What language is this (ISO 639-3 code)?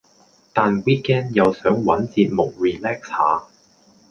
yue